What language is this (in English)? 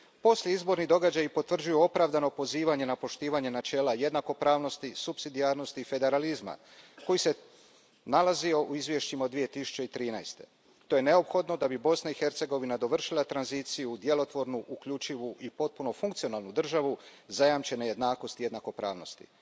Croatian